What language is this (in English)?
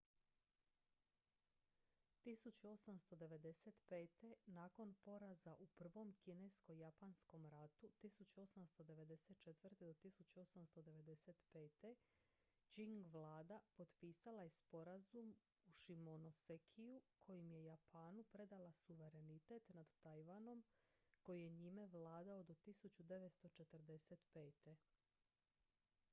Croatian